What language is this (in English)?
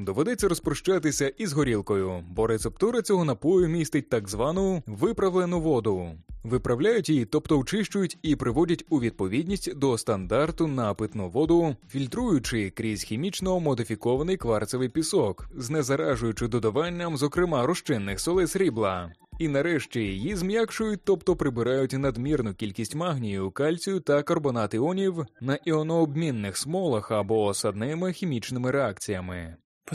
Ukrainian